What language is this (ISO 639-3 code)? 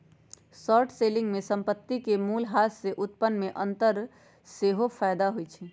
mag